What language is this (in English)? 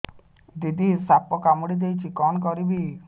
Odia